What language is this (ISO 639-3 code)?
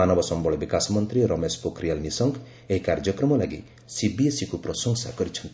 ori